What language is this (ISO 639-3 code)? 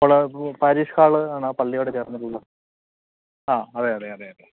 mal